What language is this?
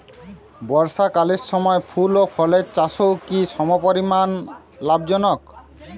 Bangla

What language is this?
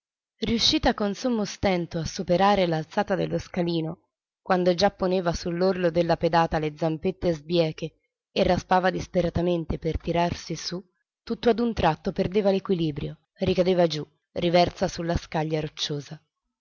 Italian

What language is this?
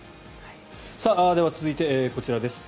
Japanese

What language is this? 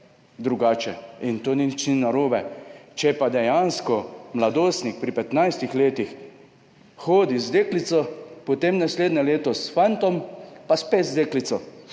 Slovenian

